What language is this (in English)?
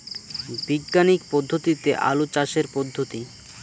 Bangla